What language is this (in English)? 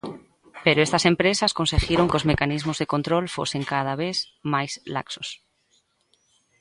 Galician